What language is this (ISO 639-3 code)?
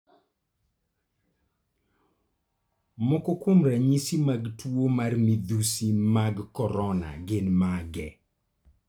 luo